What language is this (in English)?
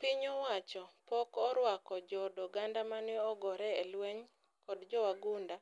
Luo (Kenya and Tanzania)